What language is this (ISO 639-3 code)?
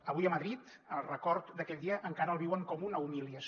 cat